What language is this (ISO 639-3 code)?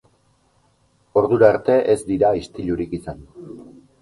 eus